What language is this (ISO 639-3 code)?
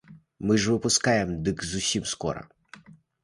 bel